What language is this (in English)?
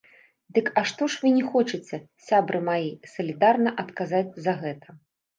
Belarusian